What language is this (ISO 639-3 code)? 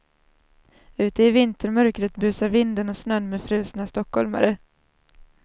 swe